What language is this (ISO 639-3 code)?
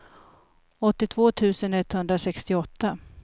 swe